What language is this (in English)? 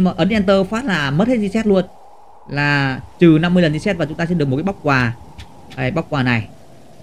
Vietnamese